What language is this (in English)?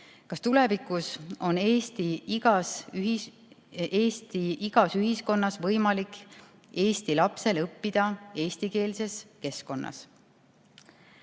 Estonian